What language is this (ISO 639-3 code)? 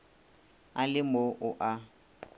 nso